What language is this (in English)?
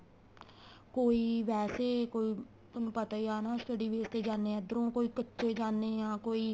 Punjabi